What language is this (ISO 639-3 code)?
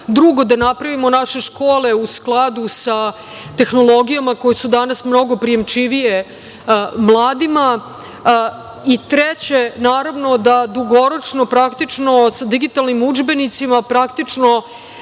srp